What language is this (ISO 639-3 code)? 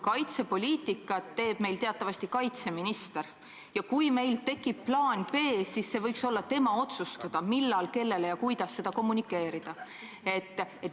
est